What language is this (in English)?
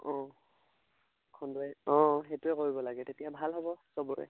Assamese